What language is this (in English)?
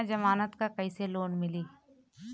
Bhojpuri